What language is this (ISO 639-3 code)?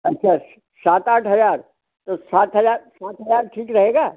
hin